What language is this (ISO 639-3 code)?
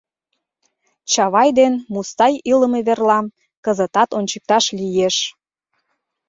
chm